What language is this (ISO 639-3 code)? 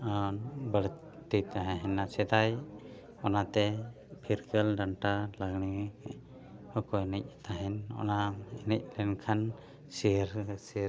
sat